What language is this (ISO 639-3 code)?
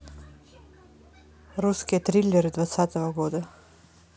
rus